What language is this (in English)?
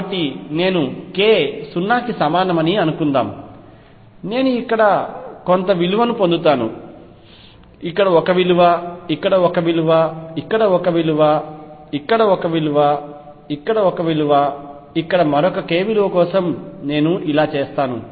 Telugu